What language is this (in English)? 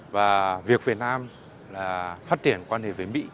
Vietnamese